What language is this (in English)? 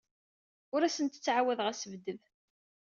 Kabyle